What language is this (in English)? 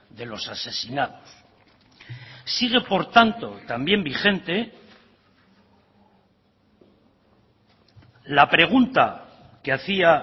Spanish